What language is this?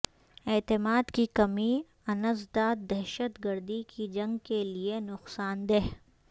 Urdu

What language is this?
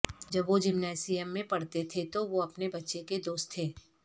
Urdu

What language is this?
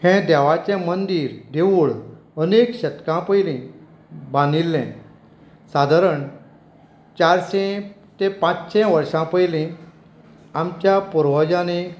Konkani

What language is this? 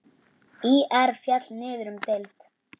Icelandic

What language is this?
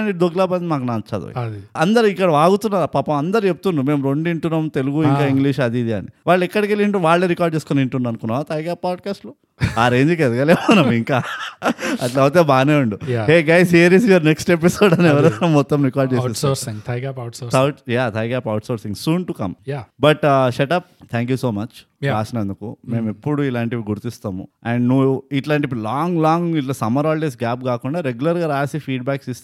Telugu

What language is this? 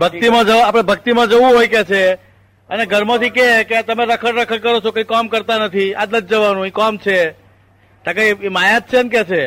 Gujarati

